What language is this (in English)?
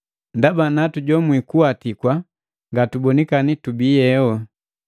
Matengo